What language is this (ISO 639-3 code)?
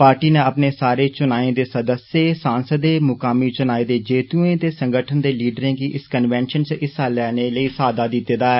doi